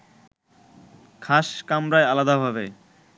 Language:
Bangla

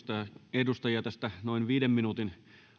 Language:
Finnish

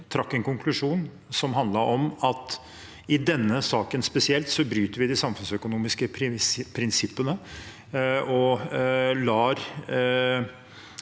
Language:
Norwegian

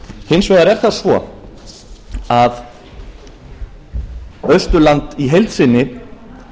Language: Icelandic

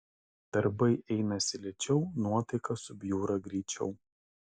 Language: Lithuanian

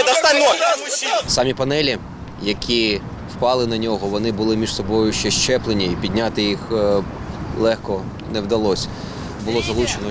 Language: Ukrainian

